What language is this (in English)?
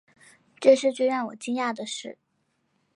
Chinese